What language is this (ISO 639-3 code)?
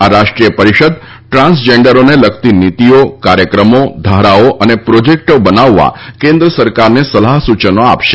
guj